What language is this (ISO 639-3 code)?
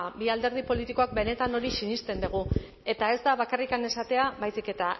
eus